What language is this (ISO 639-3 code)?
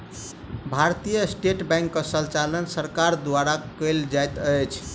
mai